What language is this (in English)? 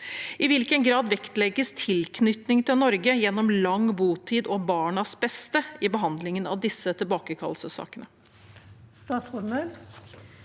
Norwegian